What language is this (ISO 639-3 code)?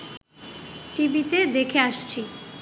ben